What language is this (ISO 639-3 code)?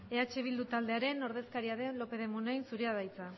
eus